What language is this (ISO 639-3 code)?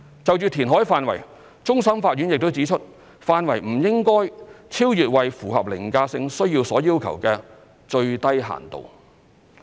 yue